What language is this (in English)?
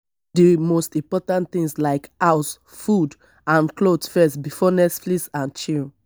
Nigerian Pidgin